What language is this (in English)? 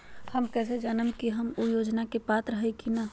Magahi